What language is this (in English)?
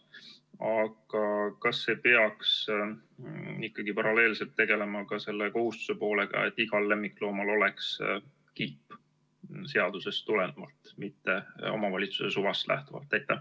Estonian